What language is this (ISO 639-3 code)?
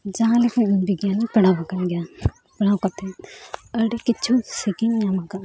sat